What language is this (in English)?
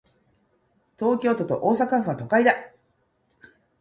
Japanese